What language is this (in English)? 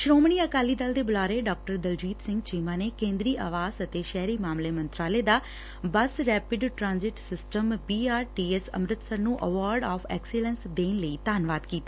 Punjabi